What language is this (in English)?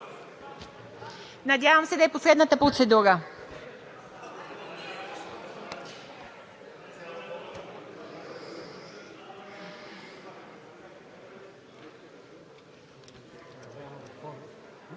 Bulgarian